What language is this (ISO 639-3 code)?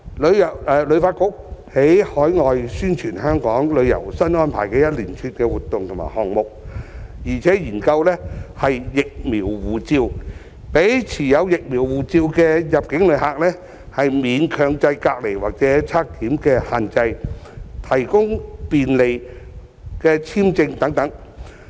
yue